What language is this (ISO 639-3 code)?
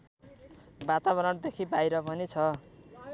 nep